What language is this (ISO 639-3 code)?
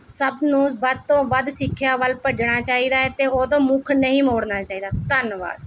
pan